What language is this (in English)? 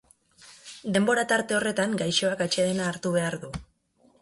Basque